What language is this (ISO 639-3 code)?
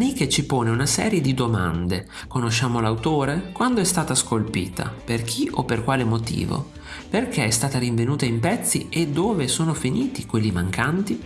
ita